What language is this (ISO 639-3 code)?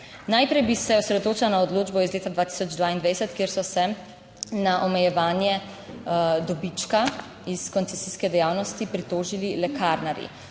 slv